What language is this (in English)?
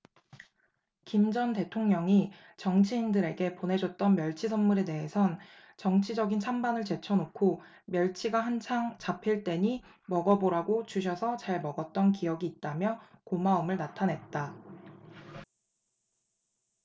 Korean